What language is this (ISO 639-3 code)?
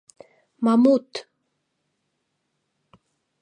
chm